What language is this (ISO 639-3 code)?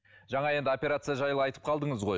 kaz